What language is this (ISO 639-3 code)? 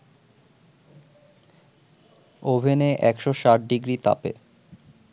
ben